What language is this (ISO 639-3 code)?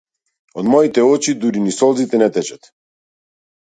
mkd